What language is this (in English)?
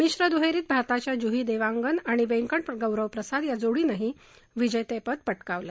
Marathi